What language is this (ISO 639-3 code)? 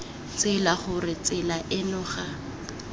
tsn